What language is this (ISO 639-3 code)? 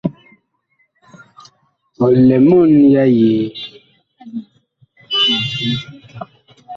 bkh